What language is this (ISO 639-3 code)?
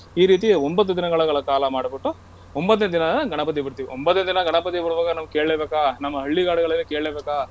kan